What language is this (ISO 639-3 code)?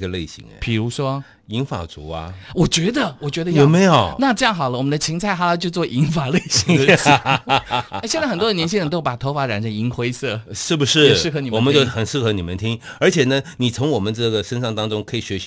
zho